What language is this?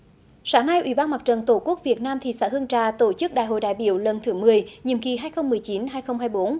Vietnamese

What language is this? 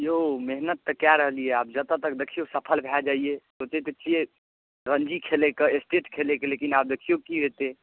Maithili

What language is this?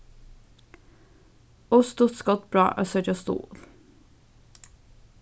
Faroese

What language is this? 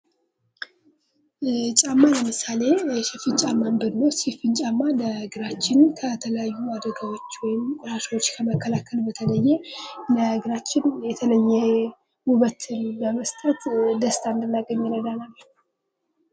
Amharic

